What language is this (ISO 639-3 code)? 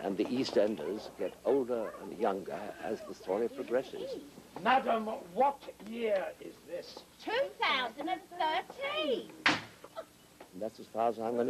eng